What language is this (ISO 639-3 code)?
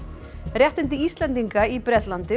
isl